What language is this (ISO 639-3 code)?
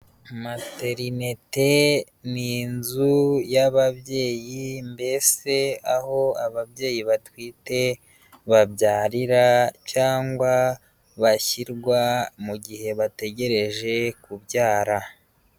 kin